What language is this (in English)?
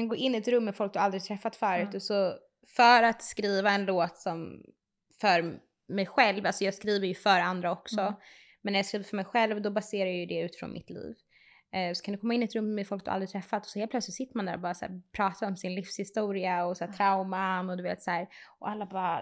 Swedish